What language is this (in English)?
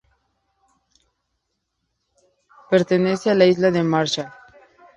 Spanish